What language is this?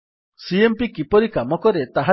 Odia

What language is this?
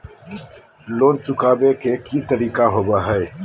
Magahi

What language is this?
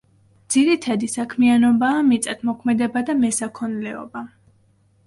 Georgian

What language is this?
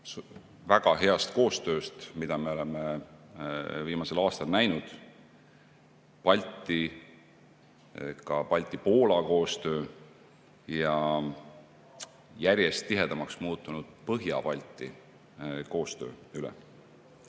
Estonian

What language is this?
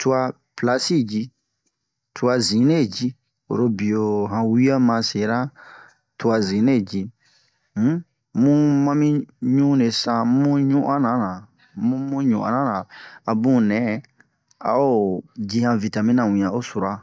Bomu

